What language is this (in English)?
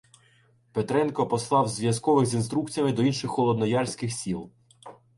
Ukrainian